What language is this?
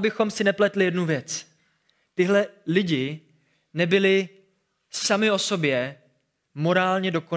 Czech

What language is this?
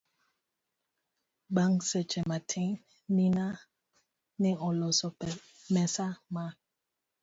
Luo (Kenya and Tanzania)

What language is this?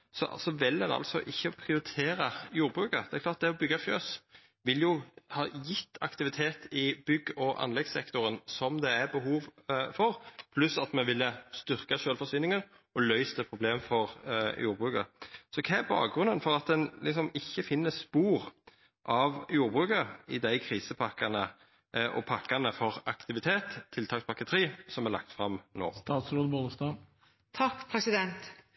Norwegian Nynorsk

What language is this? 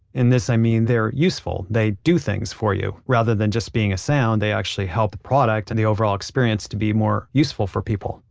English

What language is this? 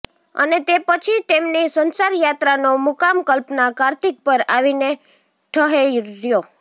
Gujarati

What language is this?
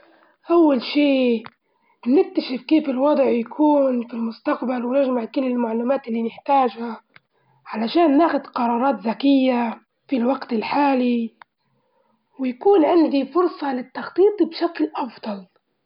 Libyan Arabic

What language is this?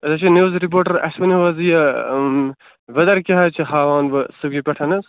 Kashmiri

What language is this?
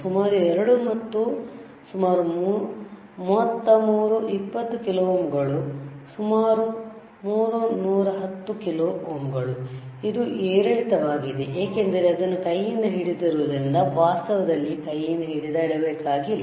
Kannada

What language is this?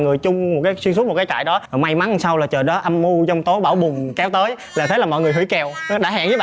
Vietnamese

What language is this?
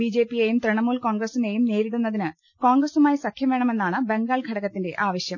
Malayalam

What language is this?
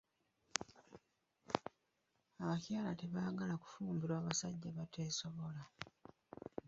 Ganda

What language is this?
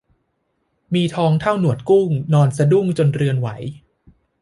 Thai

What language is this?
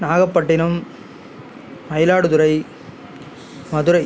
Tamil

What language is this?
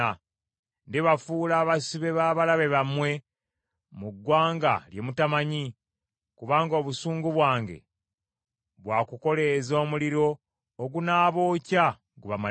Ganda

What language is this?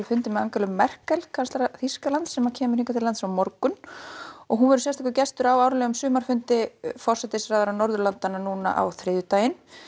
Icelandic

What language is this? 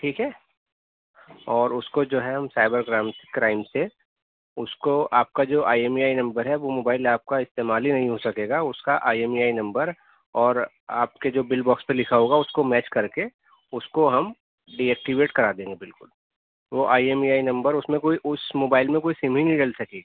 Urdu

